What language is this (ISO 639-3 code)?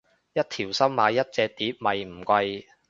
yue